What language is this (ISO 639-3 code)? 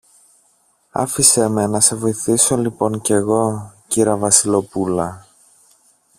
ell